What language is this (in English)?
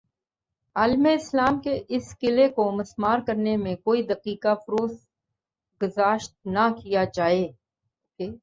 Urdu